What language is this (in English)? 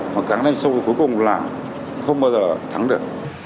Vietnamese